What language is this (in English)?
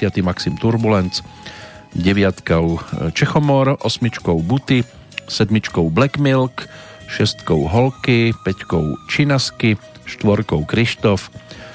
Slovak